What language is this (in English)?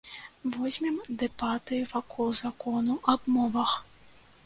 Belarusian